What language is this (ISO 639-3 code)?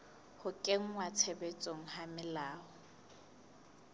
sot